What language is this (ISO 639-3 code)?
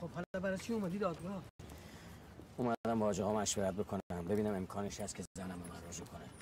fas